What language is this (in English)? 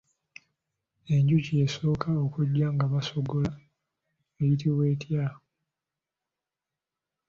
Ganda